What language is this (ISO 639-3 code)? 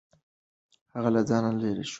pus